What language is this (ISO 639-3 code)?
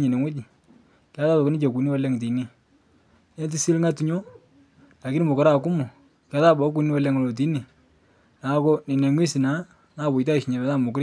mas